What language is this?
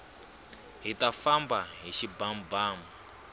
Tsonga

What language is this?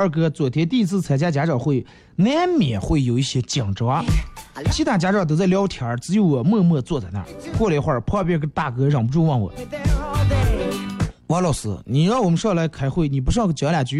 Chinese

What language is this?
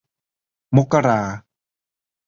Thai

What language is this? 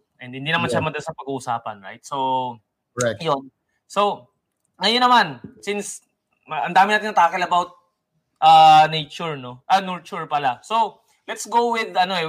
Filipino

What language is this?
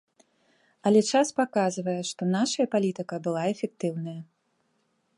Belarusian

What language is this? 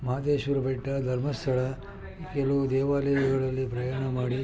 Kannada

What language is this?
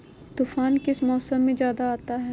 Magahi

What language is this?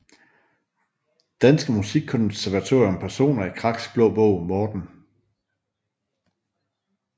Danish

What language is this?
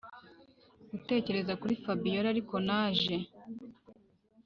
Kinyarwanda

